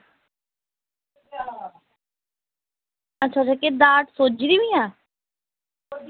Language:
Dogri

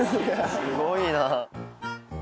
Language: Japanese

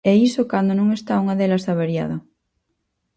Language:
Galician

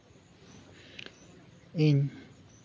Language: Santali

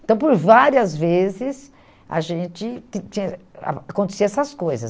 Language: Portuguese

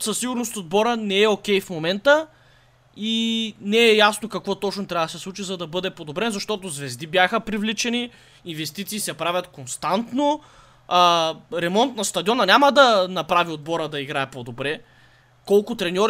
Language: Bulgarian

